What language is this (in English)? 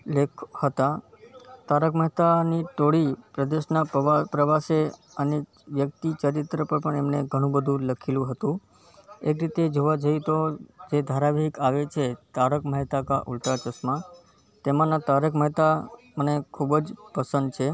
Gujarati